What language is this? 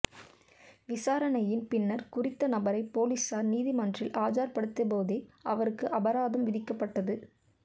Tamil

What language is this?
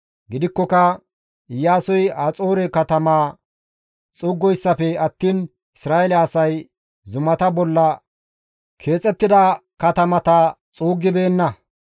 Gamo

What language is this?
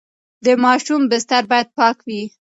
Pashto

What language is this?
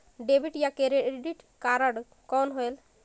Chhattisgarhi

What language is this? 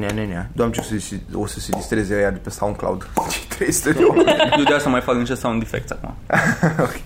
Romanian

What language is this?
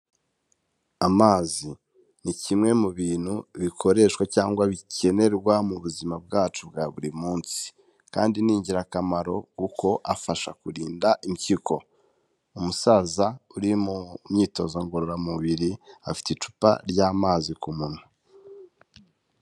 Kinyarwanda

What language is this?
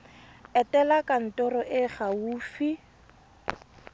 Tswana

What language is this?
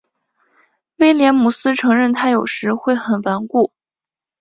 Chinese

